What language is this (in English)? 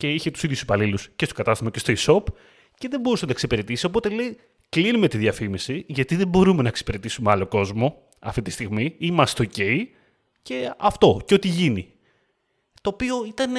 Greek